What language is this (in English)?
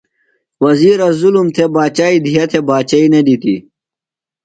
Phalura